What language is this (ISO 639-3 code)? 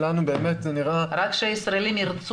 heb